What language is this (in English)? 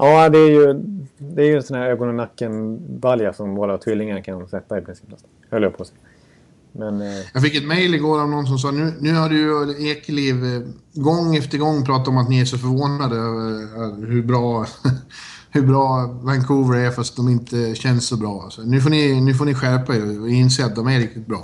Swedish